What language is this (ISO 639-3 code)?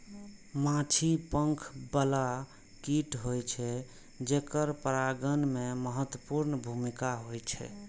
mai